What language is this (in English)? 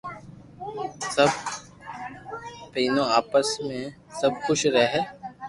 Loarki